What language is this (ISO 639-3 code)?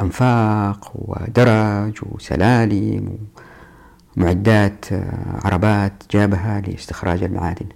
ara